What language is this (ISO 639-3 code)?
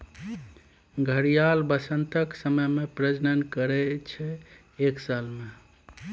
mai